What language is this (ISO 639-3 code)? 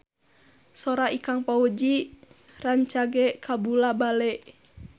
sun